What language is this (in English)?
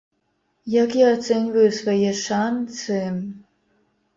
Belarusian